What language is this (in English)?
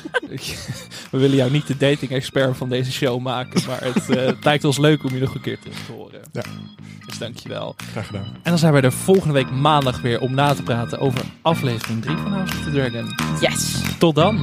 Dutch